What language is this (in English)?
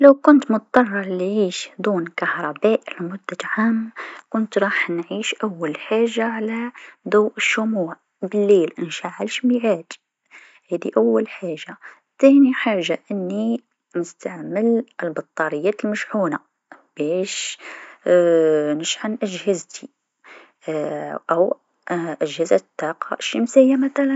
Tunisian Arabic